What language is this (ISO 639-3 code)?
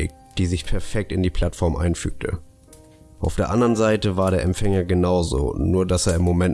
deu